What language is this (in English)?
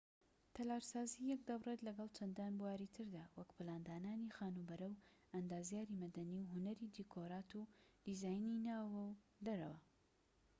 Central Kurdish